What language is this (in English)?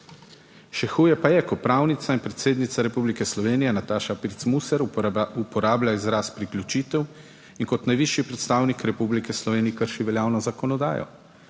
Slovenian